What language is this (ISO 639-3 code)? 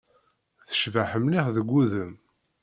kab